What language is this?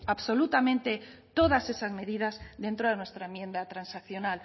Spanish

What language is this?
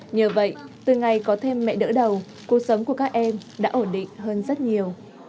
Vietnamese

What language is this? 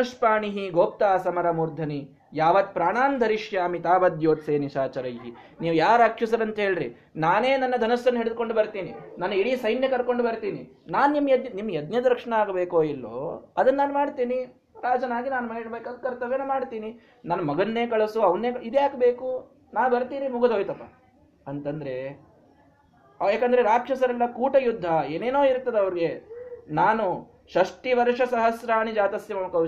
Kannada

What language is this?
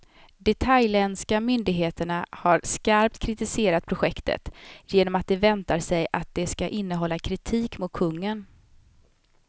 Swedish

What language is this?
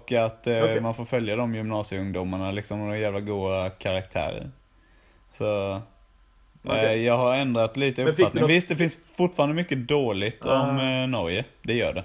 Swedish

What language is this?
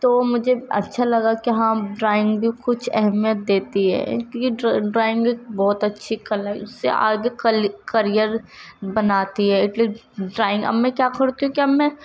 Urdu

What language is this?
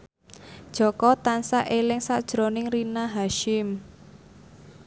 Javanese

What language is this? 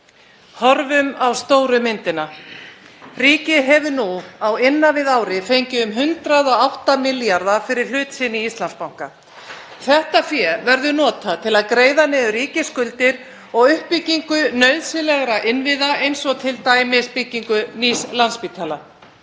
Icelandic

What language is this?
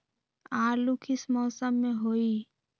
Magahi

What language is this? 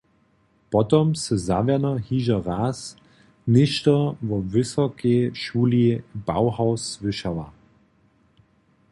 Upper Sorbian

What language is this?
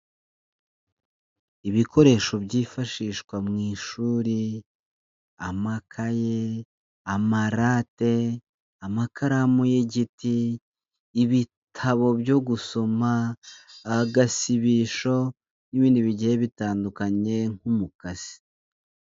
Kinyarwanda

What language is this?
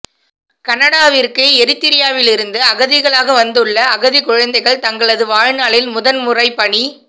Tamil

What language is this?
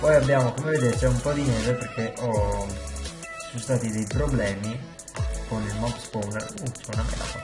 Italian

